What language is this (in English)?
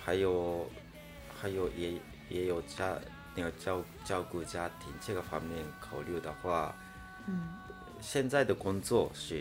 Chinese